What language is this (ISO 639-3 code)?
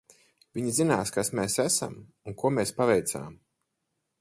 lav